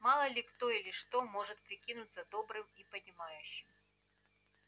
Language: Russian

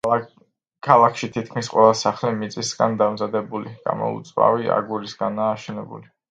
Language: Georgian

